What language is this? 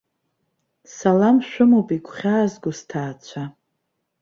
Abkhazian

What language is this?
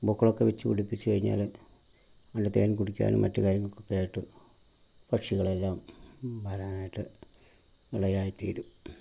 Malayalam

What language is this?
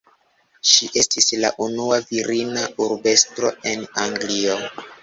Esperanto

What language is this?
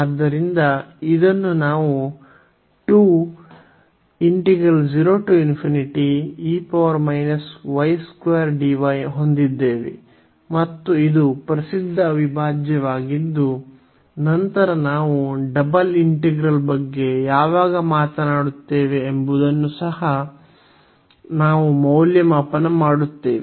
Kannada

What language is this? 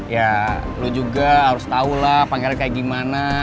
Indonesian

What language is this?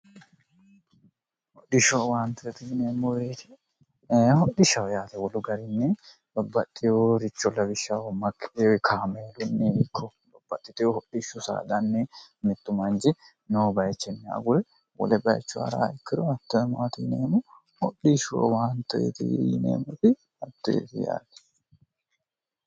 Sidamo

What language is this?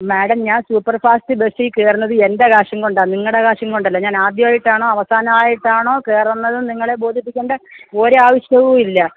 Malayalam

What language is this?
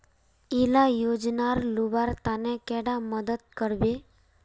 Magahi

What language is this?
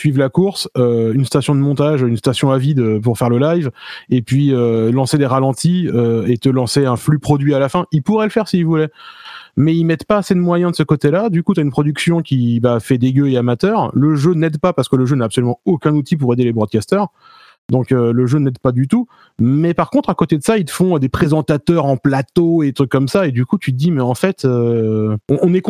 French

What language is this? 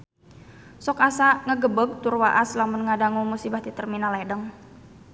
Sundanese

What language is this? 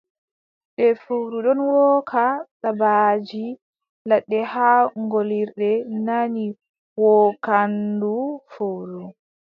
Adamawa Fulfulde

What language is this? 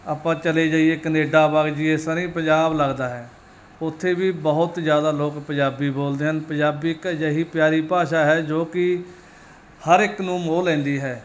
Punjabi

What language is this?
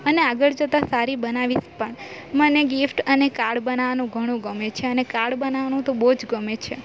Gujarati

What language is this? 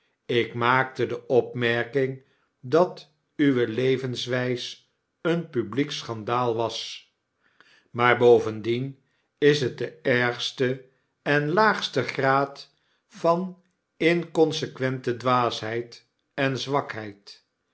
Dutch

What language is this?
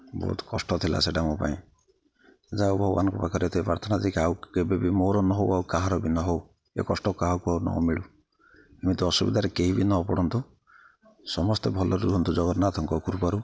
Odia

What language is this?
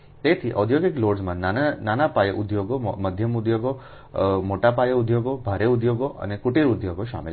Gujarati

